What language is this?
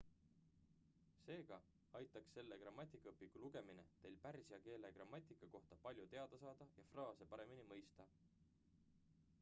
Estonian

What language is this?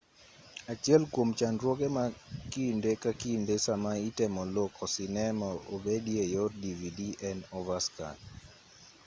Luo (Kenya and Tanzania)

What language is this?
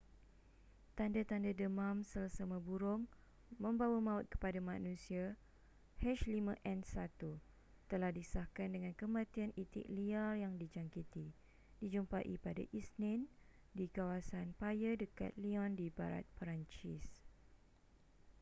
Malay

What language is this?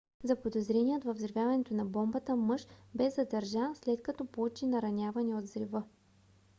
Bulgarian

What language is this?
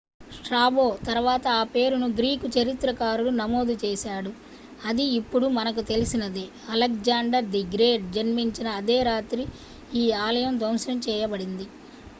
Telugu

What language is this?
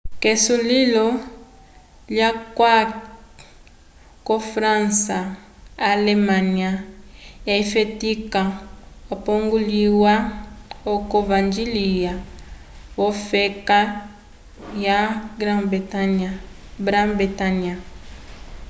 Umbundu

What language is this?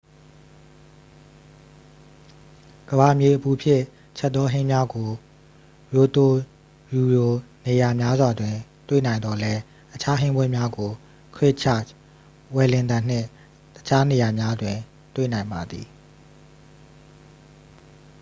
Burmese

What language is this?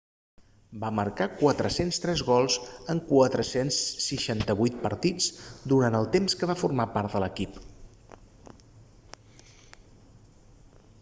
Catalan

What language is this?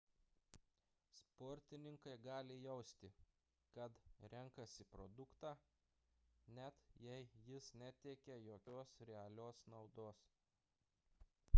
Lithuanian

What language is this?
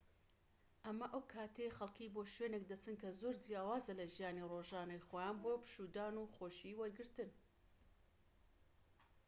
Central Kurdish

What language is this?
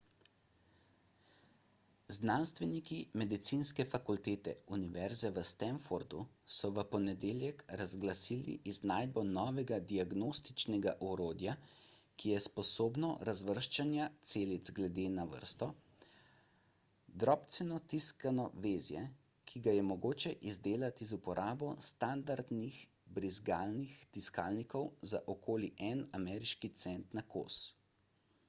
Slovenian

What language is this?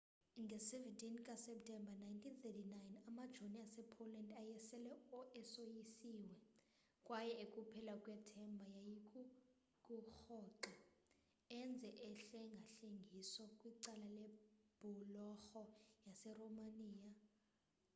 Xhosa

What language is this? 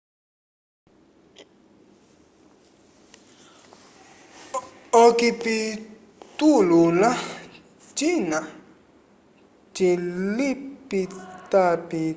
Umbundu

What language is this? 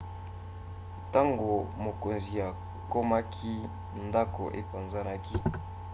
Lingala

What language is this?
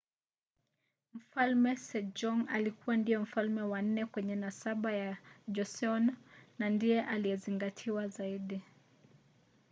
Swahili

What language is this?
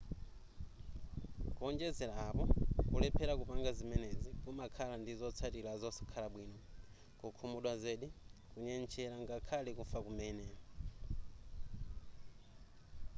Nyanja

